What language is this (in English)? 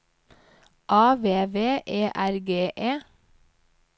Norwegian